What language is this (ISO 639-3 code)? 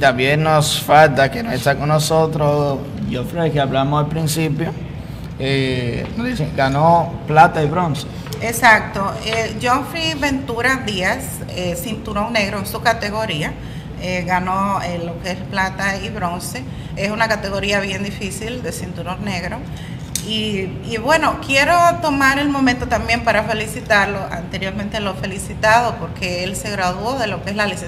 spa